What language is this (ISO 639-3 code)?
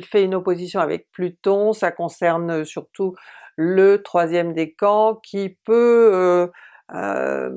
fra